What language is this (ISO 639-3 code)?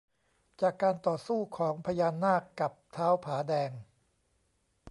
tha